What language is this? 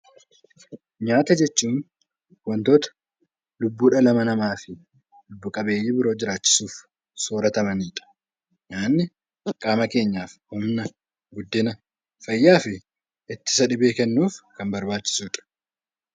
Oromo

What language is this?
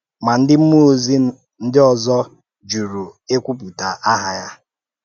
Igbo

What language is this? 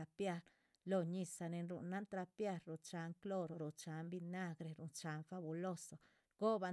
Chichicapan Zapotec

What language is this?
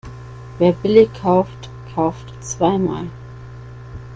German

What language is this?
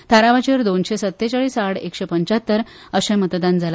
Konkani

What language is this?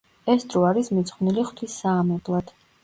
Georgian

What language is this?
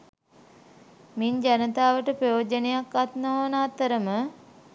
Sinhala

